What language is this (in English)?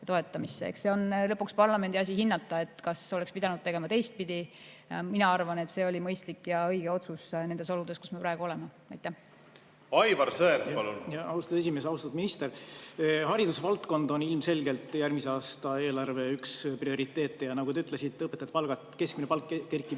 Estonian